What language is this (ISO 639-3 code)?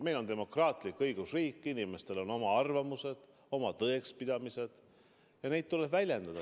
est